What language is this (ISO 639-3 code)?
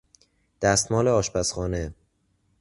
fas